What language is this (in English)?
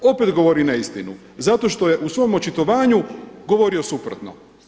Croatian